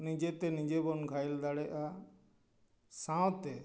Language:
Santali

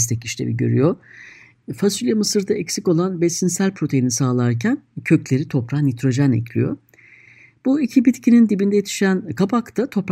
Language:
Turkish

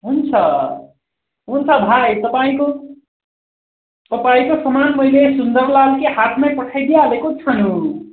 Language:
Nepali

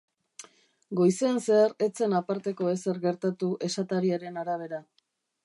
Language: Basque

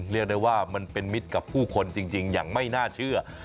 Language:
Thai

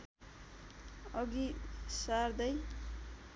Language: Nepali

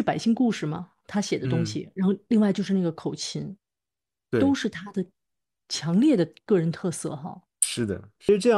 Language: Chinese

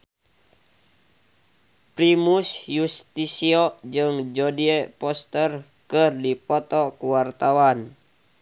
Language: Sundanese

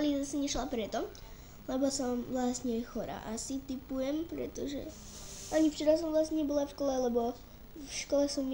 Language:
Russian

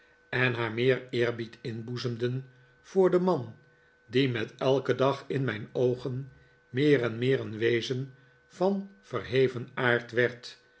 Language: Dutch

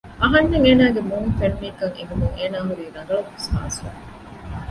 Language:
Divehi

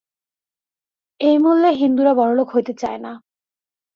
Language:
Bangla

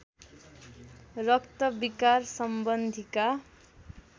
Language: Nepali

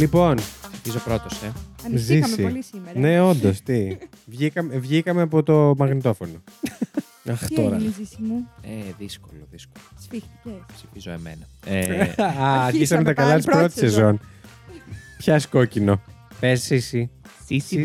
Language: Greek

